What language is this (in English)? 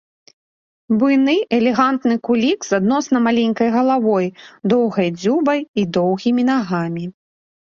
Belarusian